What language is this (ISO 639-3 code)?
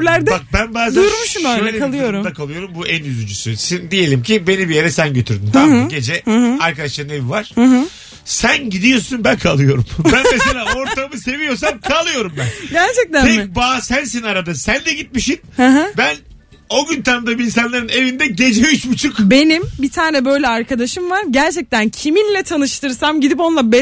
tur